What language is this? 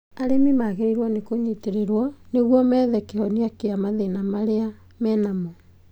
Kikuyu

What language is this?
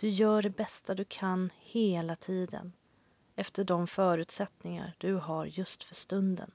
Swedish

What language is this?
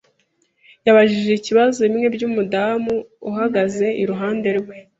Kinyarwanda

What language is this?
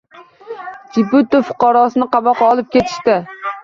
Uzbek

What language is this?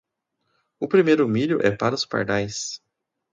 Portuguese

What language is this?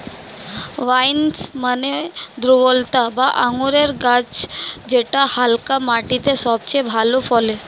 Bangla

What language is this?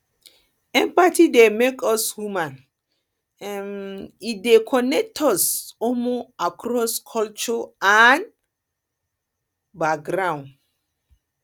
Nigerian Pidgin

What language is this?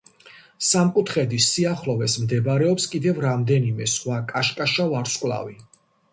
Georgian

